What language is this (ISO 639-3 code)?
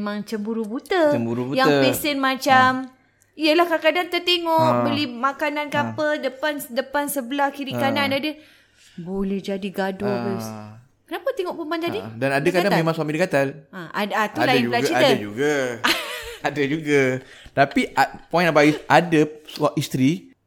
msa